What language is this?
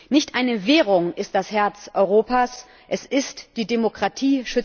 German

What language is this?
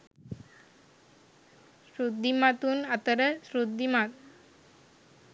Sinhala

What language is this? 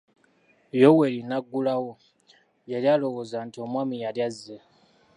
Ganda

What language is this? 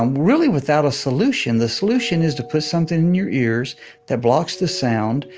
English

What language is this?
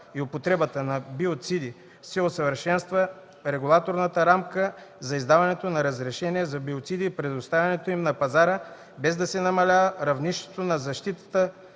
Bulgarian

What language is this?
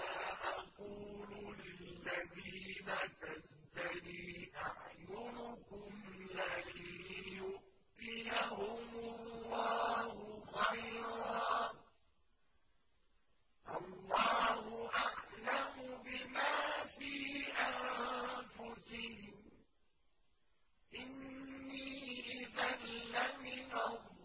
Arabic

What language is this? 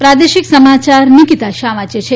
Gujarati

